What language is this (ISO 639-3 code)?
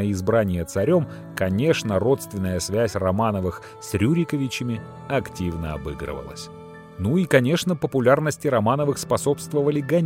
rus